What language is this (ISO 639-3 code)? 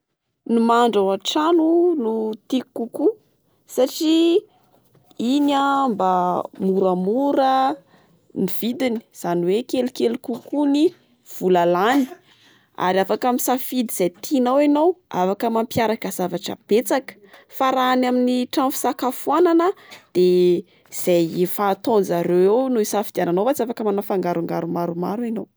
mlg